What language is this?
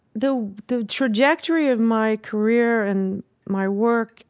English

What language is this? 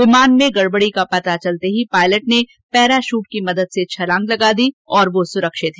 Hindi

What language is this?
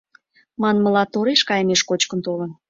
Mari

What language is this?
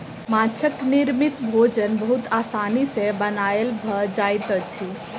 Maithili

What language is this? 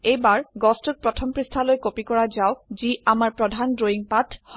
Assamese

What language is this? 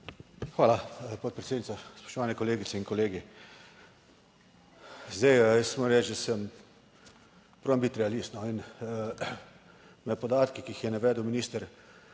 Slovenian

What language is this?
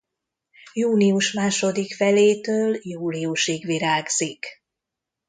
Hungarian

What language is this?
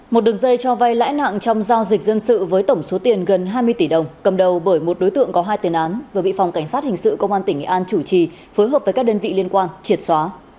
Vietnamese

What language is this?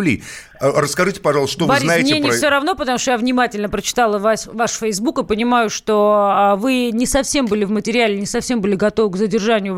Russian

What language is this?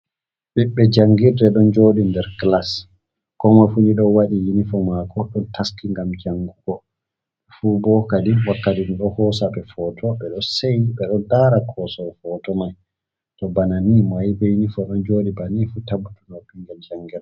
Fula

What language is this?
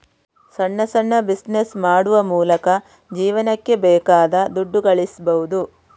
Kannada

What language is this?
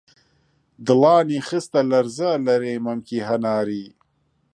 Central Kurdish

